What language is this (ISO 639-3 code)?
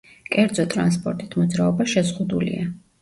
kat